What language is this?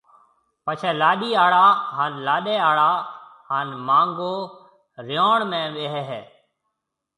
Marwari (Pakistan)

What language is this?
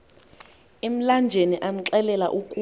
Xhosa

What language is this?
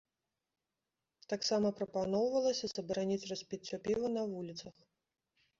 Belarusian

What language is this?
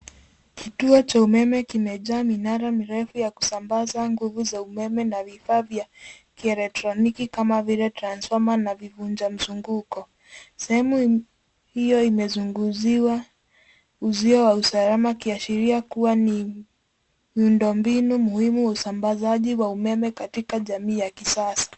Swahili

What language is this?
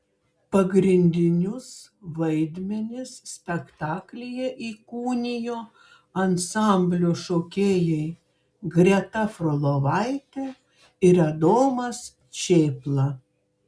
Lithuanian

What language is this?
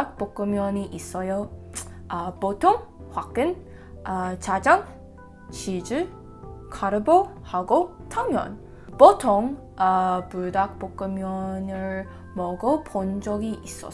Korean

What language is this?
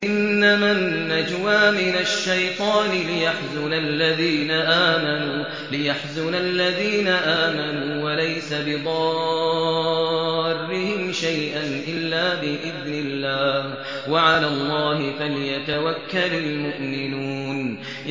Arabic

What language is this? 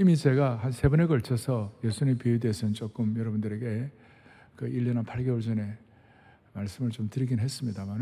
Korean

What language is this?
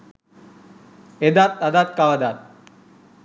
Sinhala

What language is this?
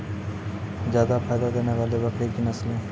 Maithili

